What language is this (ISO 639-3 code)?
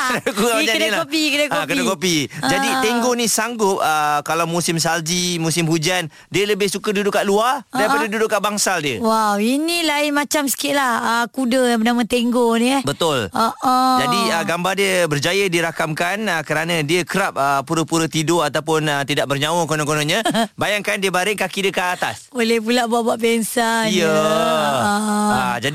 msa